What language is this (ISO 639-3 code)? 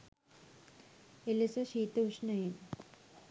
sin